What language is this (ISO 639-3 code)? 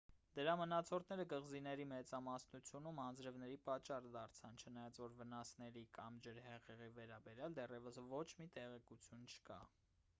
hye